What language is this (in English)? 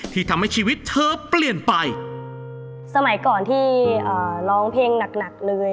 Thai